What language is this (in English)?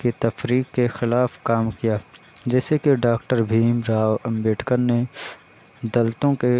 Urdu